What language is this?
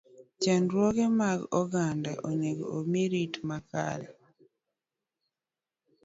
Luo (Kenya and Tanzania)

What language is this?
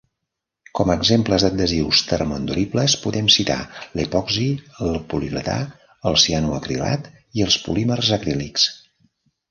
Catalan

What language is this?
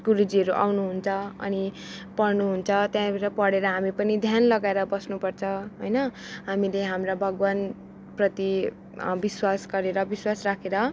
Nepali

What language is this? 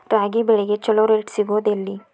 Kannada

